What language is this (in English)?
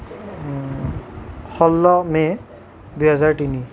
Assamese